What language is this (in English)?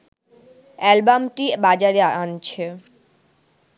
Bangla